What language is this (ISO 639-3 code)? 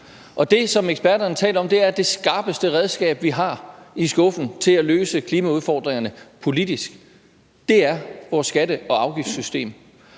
dan